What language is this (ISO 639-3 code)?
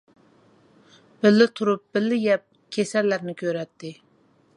uig